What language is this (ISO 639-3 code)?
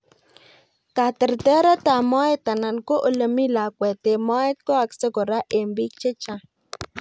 kln